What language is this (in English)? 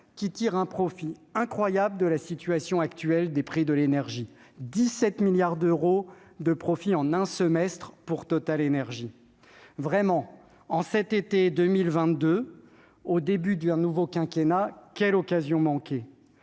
French